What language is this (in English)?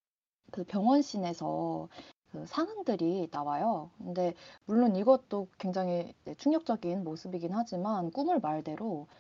Korean